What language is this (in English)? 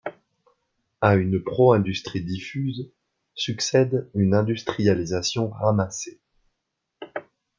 French